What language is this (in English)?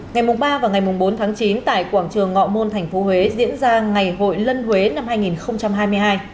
Vietnamese